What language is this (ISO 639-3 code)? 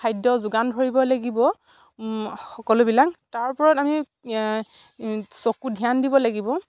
asm